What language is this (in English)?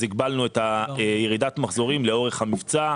Hebrew